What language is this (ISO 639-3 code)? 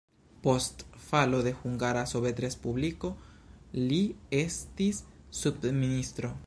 epo